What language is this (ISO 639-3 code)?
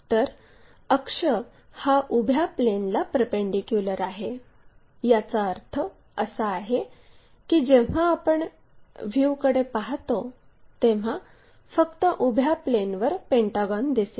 mar